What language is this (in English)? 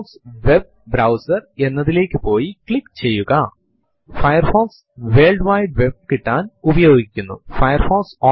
Malayalam